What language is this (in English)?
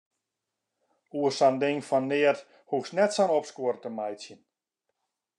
Western Frisian